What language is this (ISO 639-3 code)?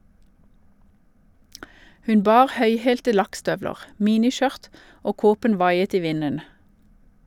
nor